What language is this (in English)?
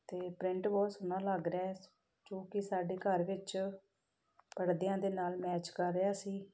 Punjabi